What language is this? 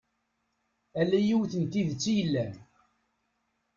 Kabyle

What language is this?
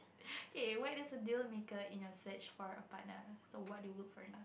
English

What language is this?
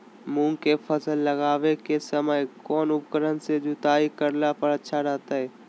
Magahi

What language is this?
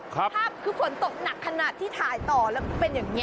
Thai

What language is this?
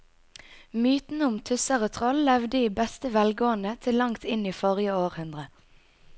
Norwegian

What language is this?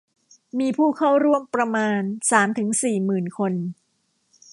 Thai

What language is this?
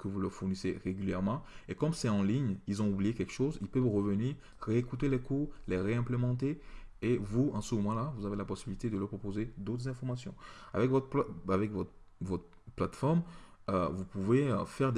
French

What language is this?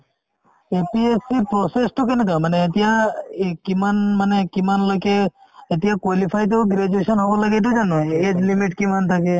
Assamese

